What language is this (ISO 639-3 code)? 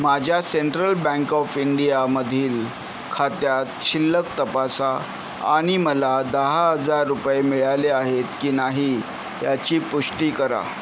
mar